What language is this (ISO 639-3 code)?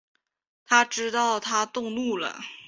zho